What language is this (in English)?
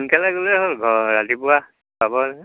Assamese